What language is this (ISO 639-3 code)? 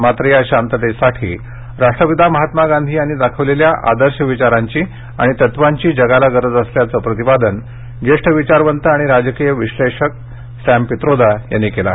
mar